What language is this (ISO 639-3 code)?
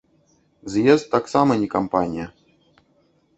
bel